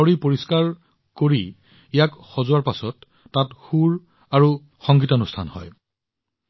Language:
Assamese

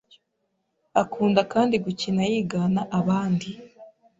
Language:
Kinyarwanda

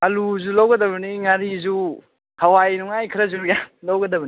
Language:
Manipuri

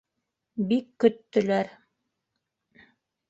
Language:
Bashkir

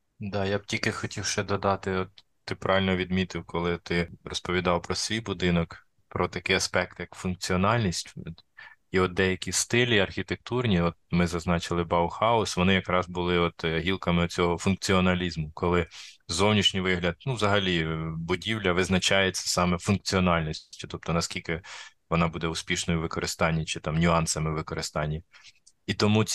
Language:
Ukrainian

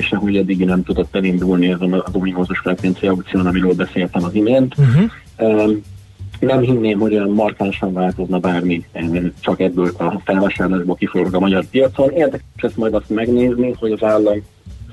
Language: Hungarian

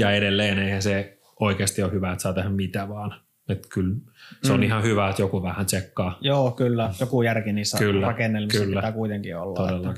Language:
Finnish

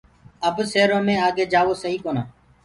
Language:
Gurgula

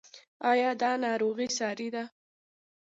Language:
Pashto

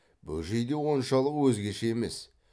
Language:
Kazakh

